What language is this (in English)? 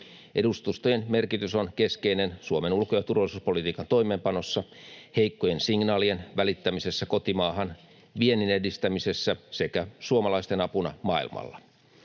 Finnish